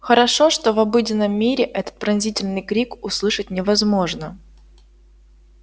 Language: Russian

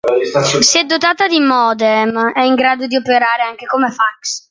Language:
Italian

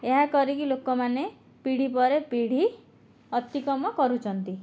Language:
Odia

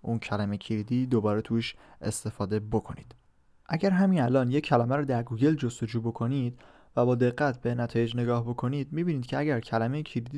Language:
Persian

